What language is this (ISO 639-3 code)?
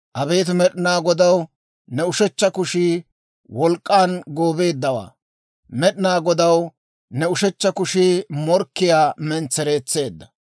dwr